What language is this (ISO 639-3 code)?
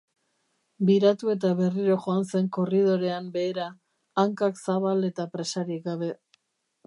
eus